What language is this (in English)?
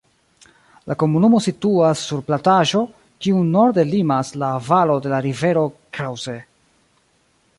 Esperanto